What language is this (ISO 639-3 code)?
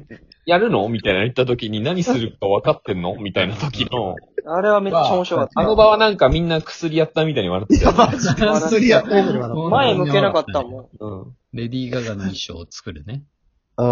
jpn